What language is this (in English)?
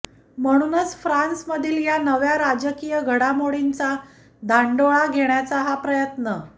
Marathi